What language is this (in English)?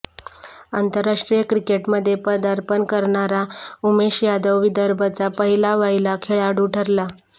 Marathi